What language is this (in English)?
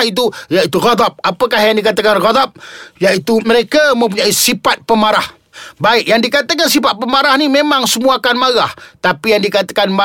Malay